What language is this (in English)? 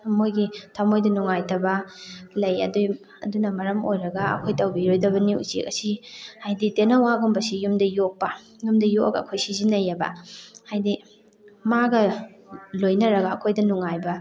Manipuri